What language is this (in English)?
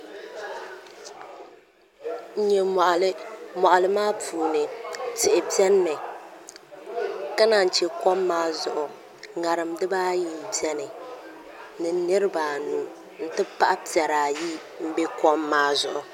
Dagbani